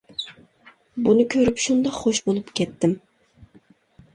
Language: Uyghur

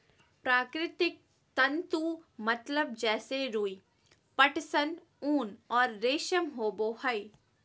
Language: Magahi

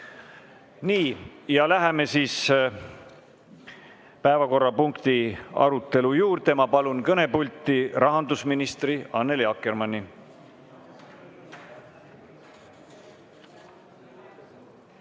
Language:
Estonian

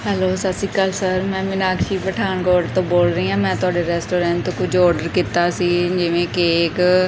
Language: Punjabi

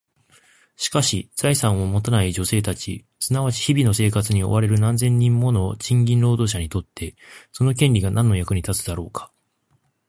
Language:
Japanese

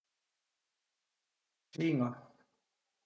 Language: Piedmontese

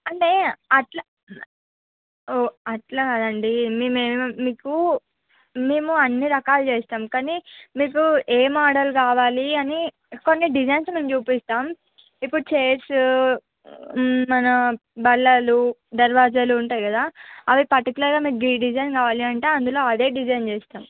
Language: Telugu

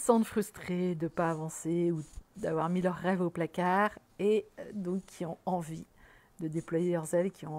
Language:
French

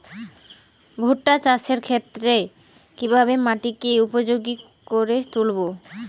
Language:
Bangla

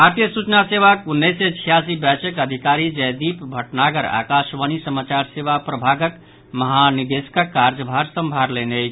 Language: Maithili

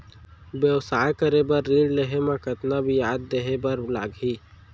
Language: Chhattisgarhi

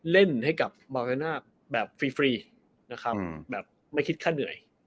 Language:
Thai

